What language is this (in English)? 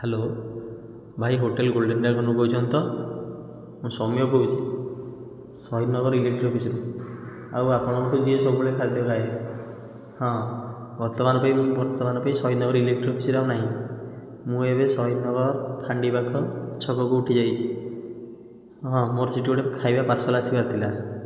Odia